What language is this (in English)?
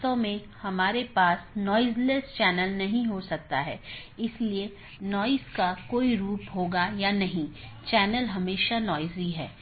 Hindi